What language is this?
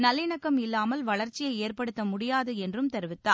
Tamil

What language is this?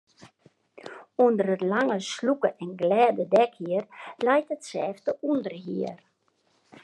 Western Frisian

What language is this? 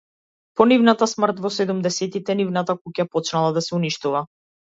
Macedonian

